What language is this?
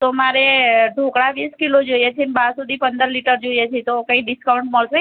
Gujarati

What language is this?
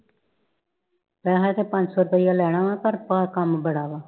Punjabi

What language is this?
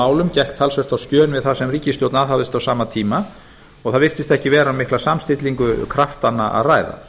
Icelandic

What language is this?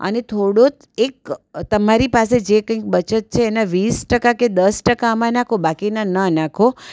Gujarati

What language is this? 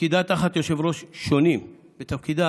Hebrew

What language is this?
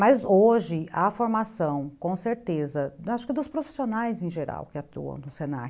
Portuguese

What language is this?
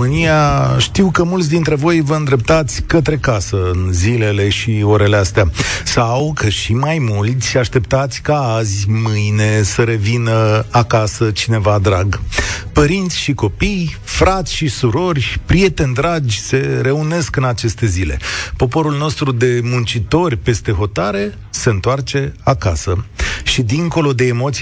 Romanian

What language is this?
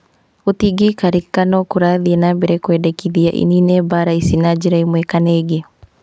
Kikuyu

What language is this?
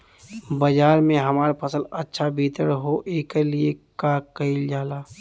Bhojpuri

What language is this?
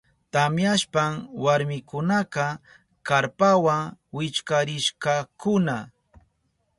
Southern Pastaza Quechua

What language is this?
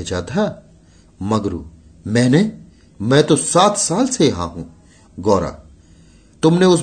Hindi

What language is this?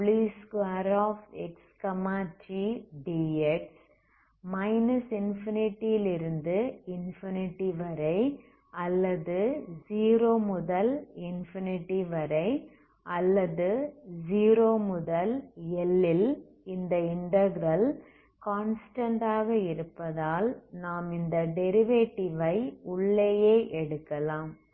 Tamil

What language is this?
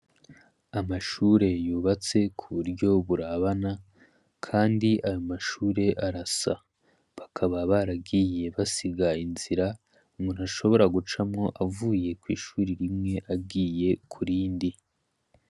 Rundi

